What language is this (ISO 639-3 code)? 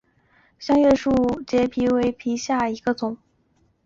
zho